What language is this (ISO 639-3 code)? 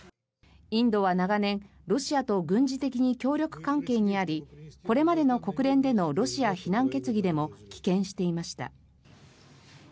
jpn